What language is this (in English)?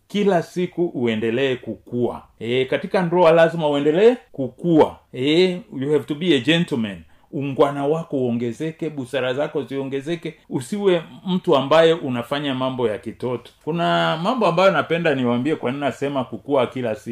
Swahili